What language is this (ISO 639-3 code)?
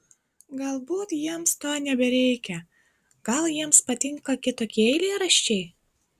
lit